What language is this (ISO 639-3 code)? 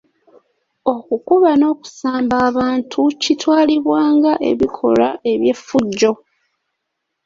lug